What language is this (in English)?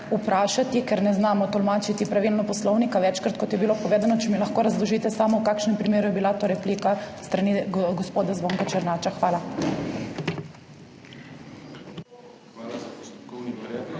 Slovenian